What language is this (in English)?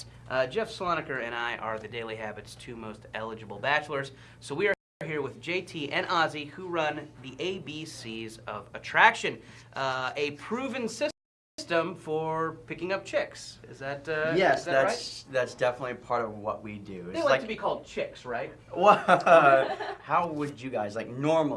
English